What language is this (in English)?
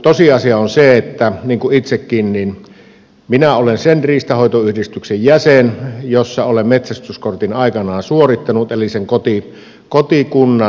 Finnish